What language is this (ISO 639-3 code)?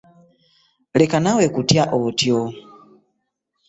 lug